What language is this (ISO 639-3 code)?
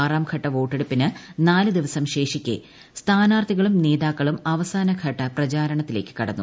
mal